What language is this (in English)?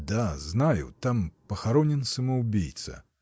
Russian